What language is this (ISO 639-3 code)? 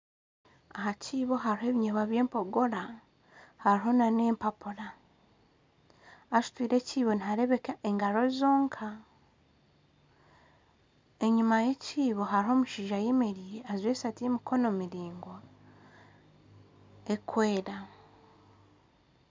nyn